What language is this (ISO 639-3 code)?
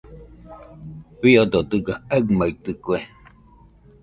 hux